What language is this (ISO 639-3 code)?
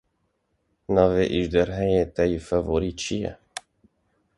kur